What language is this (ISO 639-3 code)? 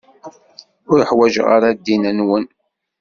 kab